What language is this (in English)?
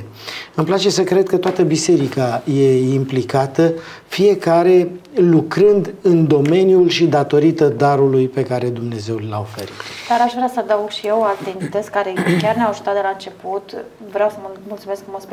Romanian